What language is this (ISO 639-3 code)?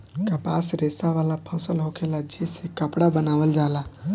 bho